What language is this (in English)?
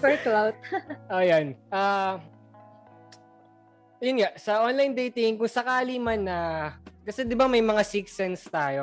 Filipino